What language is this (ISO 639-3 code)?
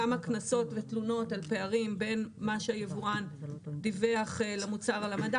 heb